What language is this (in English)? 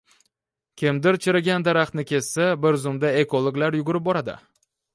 Uzbek